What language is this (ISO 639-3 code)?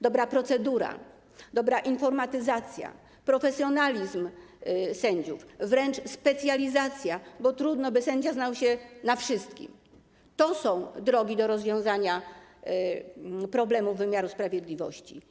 pol